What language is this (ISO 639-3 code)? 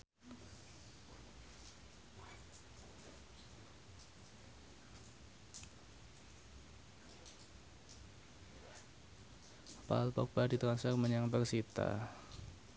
jav